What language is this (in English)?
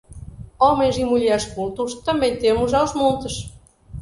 Portuguese